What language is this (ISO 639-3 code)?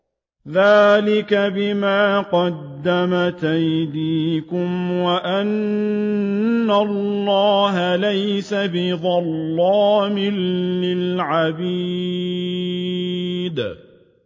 ara